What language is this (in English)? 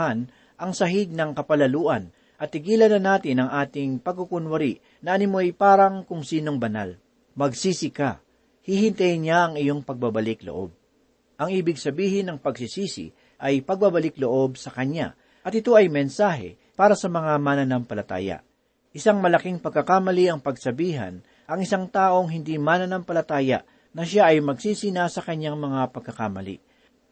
Filipino